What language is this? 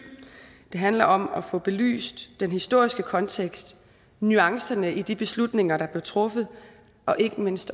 Danish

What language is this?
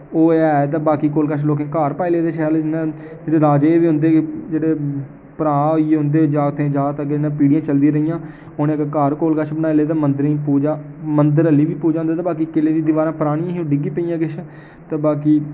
Dogri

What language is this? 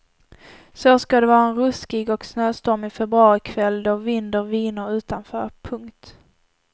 Swedish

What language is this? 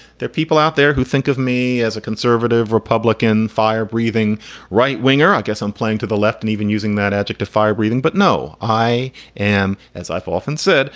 English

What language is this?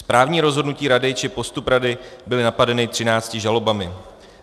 Czech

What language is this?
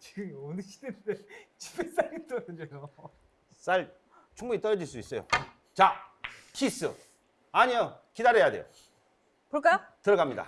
Korean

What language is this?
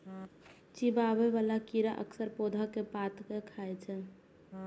Maithili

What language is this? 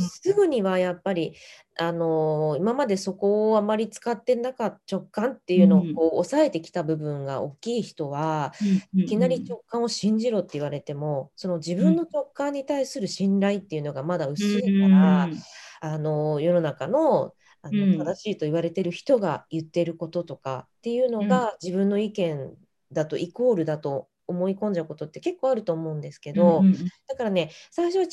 Japanese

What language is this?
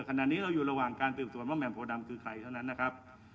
Thai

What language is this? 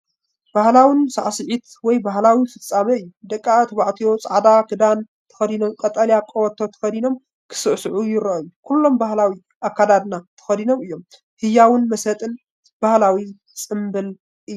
Tigrinya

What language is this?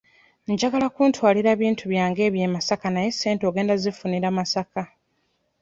Ganda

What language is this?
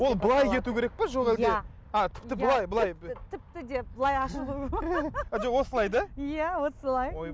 Kazakh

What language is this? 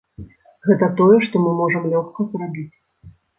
Belarusian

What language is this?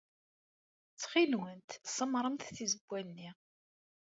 Kabyle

